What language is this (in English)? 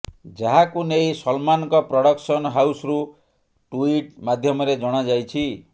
Odia